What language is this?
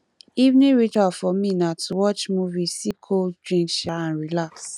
Nigerian Pidgin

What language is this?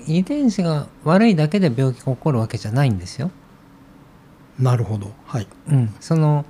Japanese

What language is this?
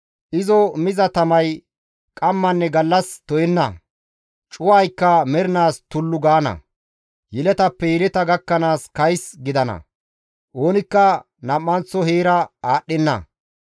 Gamo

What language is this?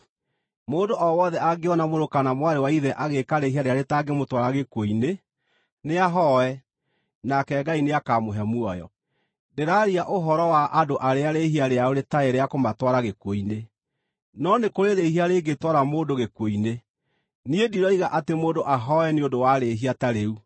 Kikuyu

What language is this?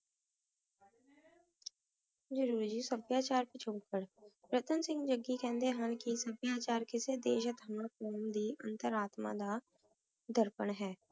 Punjabi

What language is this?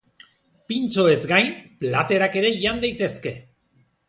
Basque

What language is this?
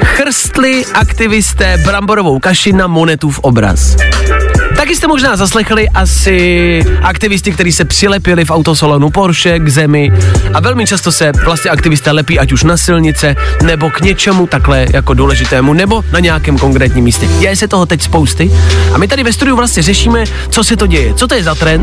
Czech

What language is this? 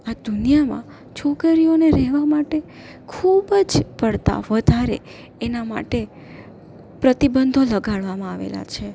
Gujarati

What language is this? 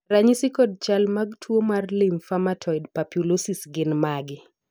Luo (Kenya and Tanzania)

